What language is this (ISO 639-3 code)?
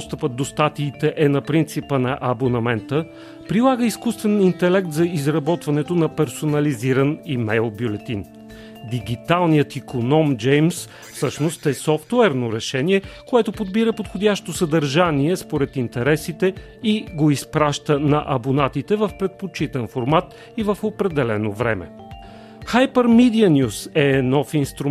bul